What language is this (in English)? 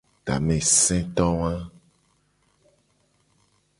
Gen